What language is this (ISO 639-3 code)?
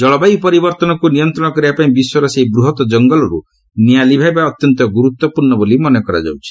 ori